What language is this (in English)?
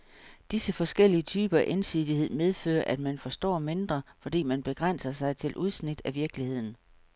Danish